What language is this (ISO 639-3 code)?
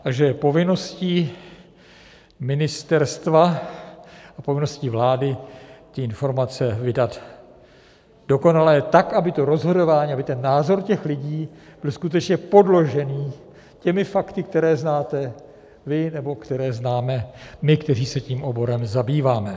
ces